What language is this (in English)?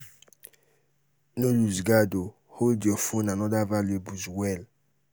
Nigerian Pidgin